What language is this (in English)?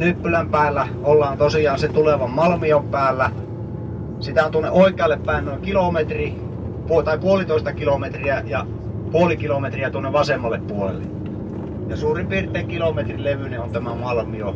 Finnish